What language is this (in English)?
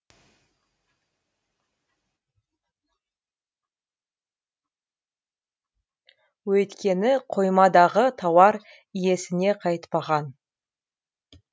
Kazakh